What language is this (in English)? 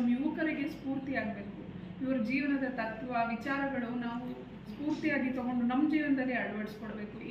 Kannada